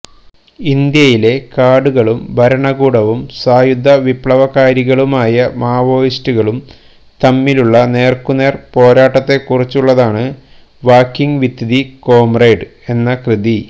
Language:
Malayalam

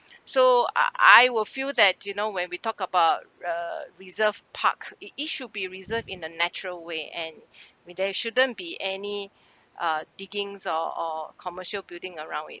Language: English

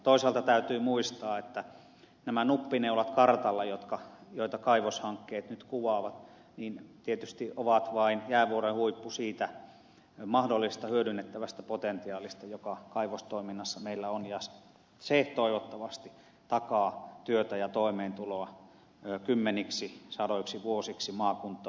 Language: Finnish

